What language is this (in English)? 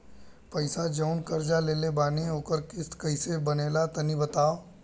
Bhojpuri